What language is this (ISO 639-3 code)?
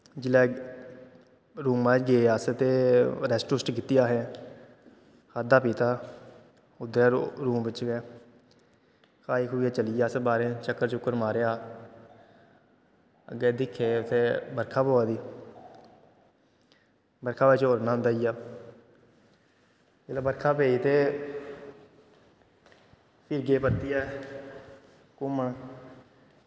doi